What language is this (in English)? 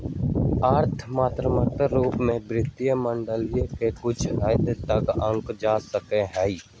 Magahi